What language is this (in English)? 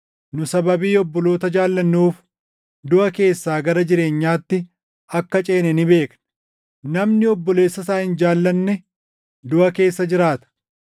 Oromo